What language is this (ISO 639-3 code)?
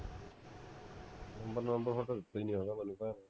pan